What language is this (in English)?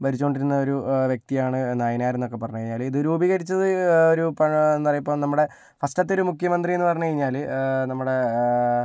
Malayalam